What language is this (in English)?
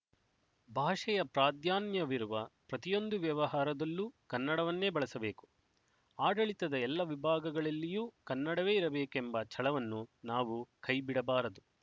Kannada